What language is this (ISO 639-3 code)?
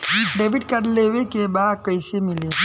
bho